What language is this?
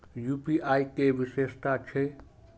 Maithili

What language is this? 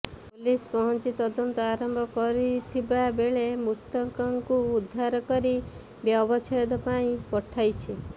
Odia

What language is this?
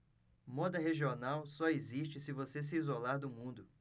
Portuguese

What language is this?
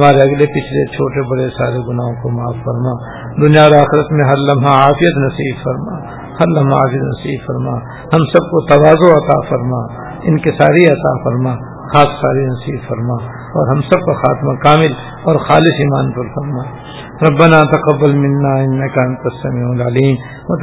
Urdu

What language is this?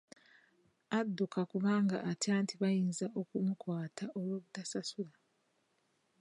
Ganda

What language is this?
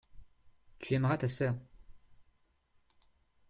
French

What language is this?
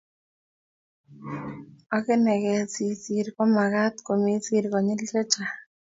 Kalenjin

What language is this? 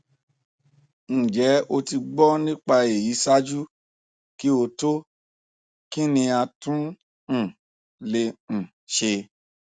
Yoruba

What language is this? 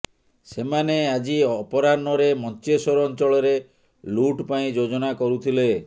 Odia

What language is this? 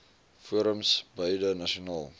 Afrikaans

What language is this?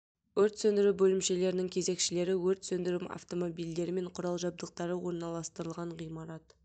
Kazakh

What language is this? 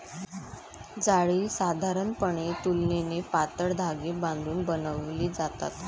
Marathi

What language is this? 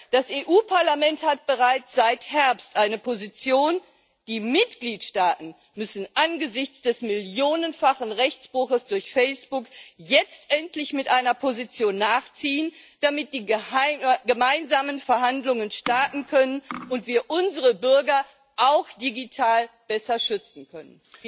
German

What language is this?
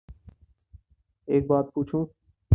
Urdu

